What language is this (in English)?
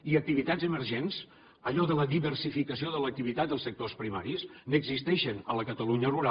Catalan